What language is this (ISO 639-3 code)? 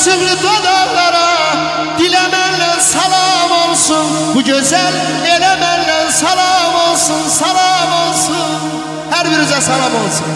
tur